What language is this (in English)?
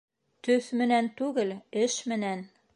Bashkir